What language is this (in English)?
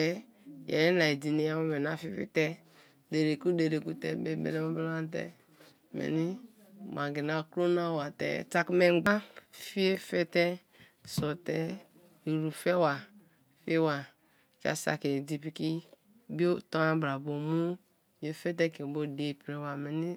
Kalabari